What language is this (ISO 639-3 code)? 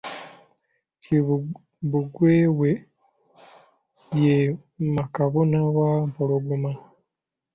lug